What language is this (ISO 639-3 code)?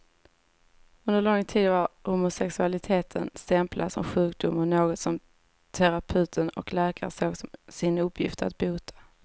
swe